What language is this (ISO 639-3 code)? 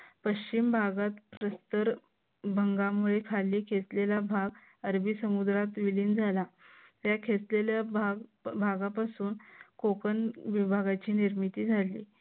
mar